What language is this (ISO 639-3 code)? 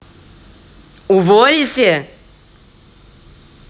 rus